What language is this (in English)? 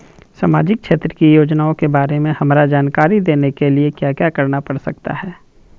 Magahi